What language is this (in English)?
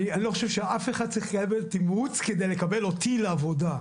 Hebrew